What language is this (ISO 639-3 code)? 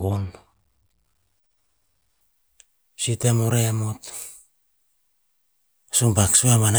tpz